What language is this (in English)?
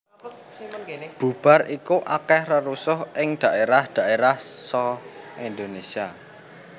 Javanese